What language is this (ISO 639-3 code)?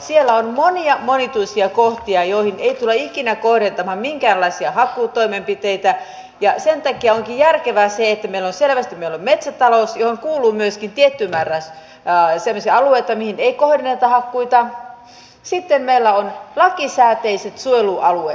fin